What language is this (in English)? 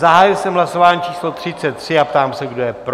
Czech